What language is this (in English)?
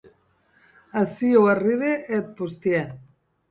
Occitan